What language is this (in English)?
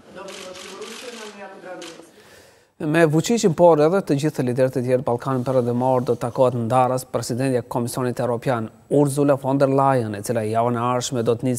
Romanian